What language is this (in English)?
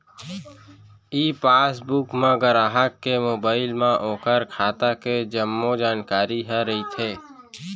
Chhattisgarhi